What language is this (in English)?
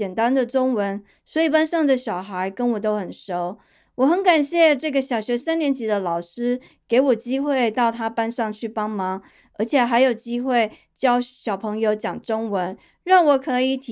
Chinese